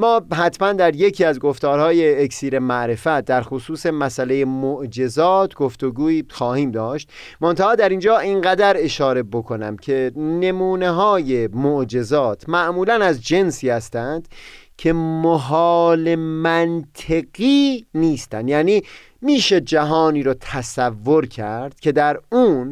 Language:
Persian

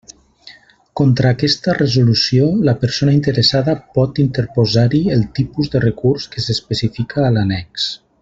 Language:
Catalan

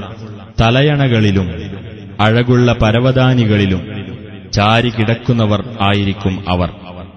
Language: Malayalam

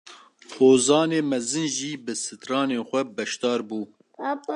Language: Kurdish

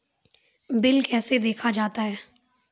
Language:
Maithili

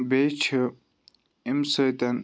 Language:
Kashmiri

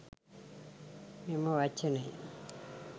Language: Sinhala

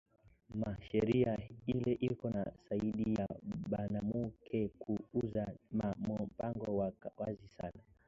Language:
Swahili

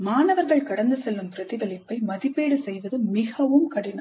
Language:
Tamil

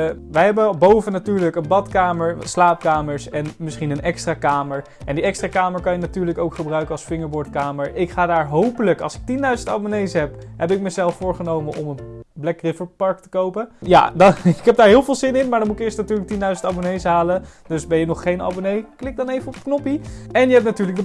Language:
Dutch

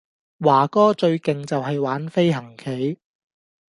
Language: Cantonese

